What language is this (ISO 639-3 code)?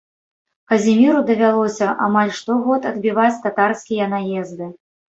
bel